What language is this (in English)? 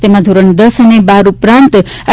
Gujarati